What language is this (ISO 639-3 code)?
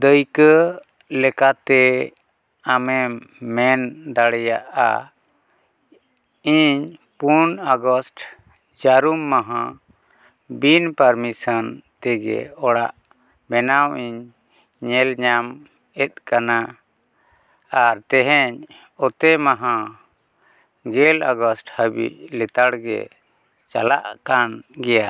sat